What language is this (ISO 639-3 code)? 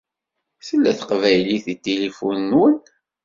kab